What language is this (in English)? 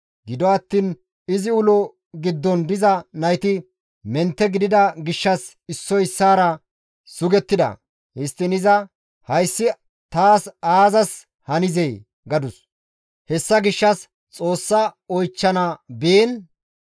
Gamo